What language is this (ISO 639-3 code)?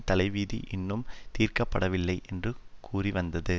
tam